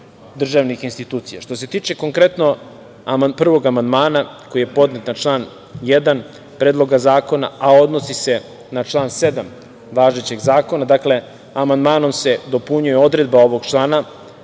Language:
Serbian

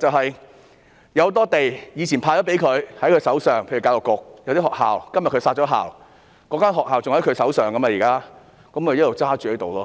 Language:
Cantonese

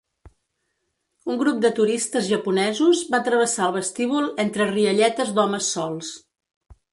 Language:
Catalan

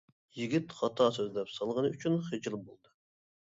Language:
Uyghur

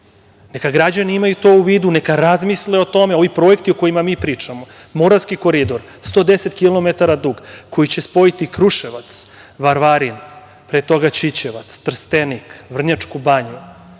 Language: Serbian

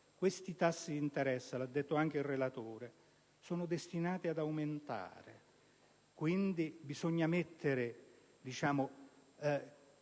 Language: Italian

